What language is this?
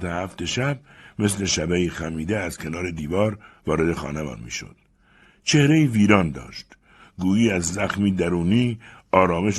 Persian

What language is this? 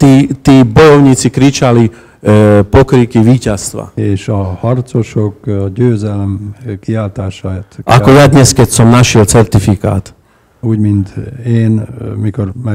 Hungarian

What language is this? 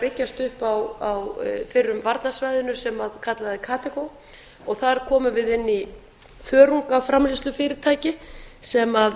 Icelandic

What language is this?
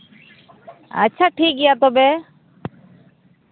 Santali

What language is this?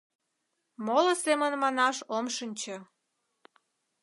Mari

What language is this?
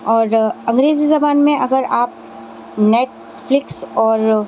Urdu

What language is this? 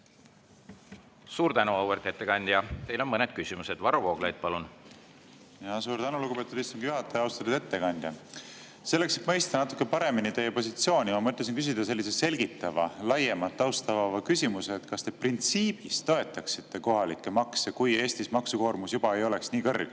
Estonian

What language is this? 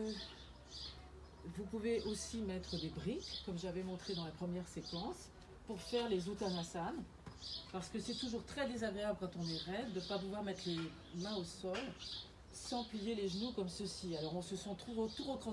French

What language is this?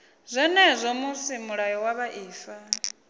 Venda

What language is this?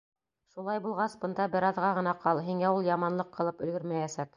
Bashkir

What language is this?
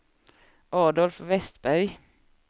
Swedish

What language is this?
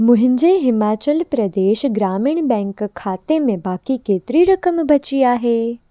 Sindhi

